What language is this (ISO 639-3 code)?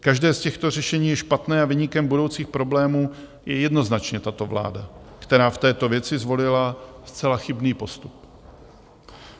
ces